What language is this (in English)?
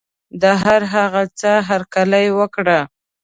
Pashto